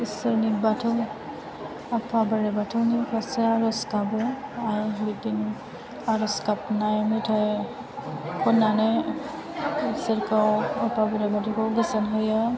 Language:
Bodo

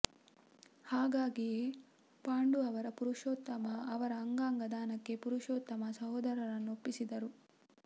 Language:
Kannada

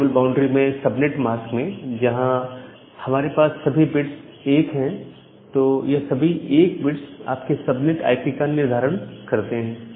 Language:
Hindi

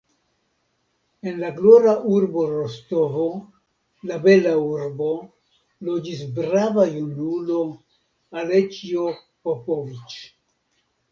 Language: Esperanto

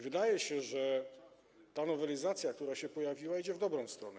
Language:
Polish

